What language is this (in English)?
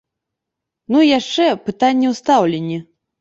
Belarusian